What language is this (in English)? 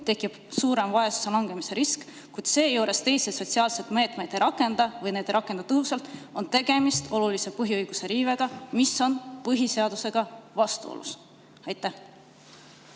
Estonian